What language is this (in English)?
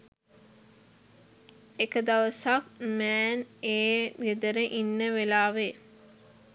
Sinhala